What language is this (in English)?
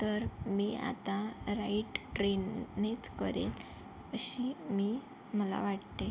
Marathi